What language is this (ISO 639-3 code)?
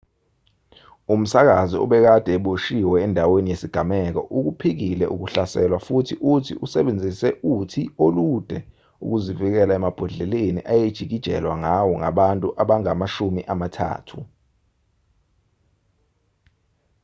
zul